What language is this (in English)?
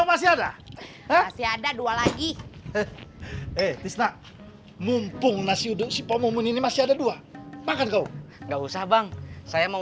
Indonesian